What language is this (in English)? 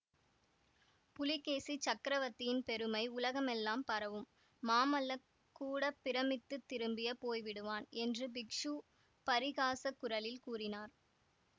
Tamil